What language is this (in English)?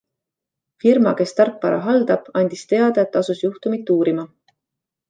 Estonian